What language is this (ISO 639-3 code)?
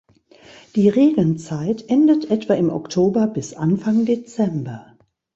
deu